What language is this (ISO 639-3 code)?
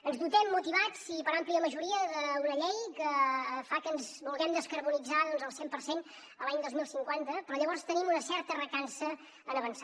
cat